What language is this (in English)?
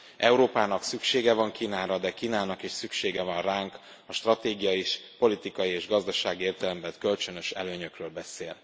Hungarian